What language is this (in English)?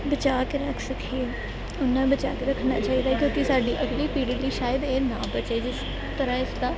Punjabi